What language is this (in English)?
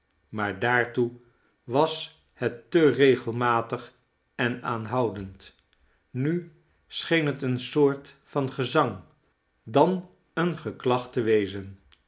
Dutch